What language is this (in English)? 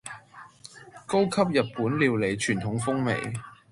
Cantonese